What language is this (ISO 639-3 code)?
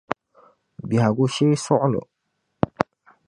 dag